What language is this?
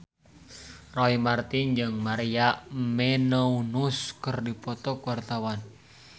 Sundanese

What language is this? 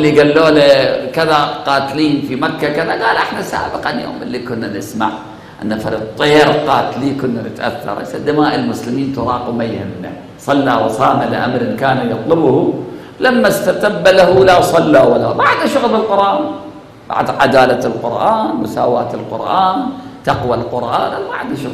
Arabic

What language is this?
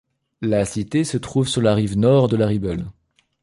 French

